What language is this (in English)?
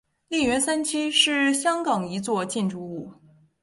Chinese